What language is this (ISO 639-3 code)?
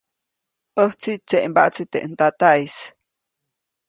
zoc